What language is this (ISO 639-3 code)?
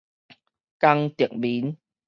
nan